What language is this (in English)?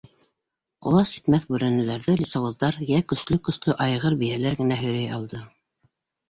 Bashkir